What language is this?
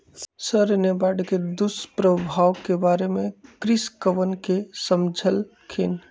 Magahi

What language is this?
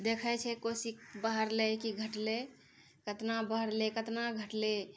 Maithili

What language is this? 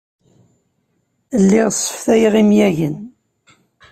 Kabyle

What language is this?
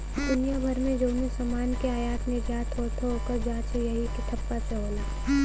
Bhojpuri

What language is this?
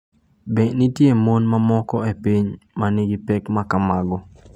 Luo (Kenya and Tanzania)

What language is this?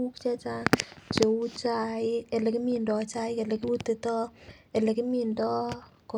Kalenjin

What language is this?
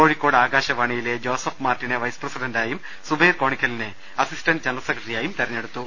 Malayalam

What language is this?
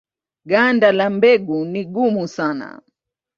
Swahili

